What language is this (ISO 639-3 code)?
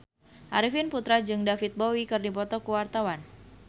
sun